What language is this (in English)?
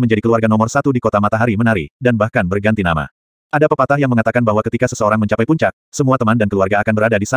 Indonesian